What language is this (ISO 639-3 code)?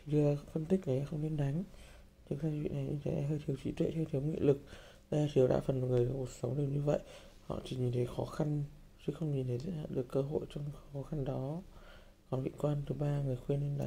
vie